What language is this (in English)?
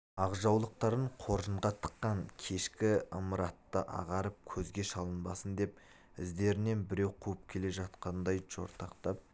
Kazakh